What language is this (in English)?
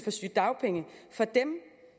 Danish